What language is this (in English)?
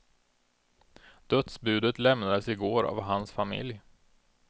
Swedish